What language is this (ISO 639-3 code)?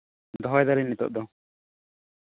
sat